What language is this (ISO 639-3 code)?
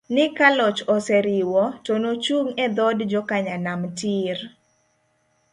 luo